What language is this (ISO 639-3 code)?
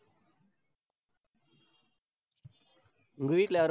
tam